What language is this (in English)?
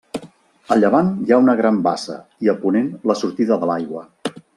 Catalan